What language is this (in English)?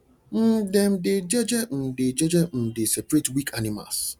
Nigerian Pidgin